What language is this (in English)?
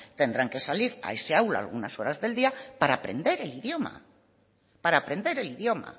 Spanish